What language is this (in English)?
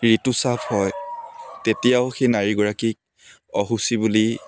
Assamese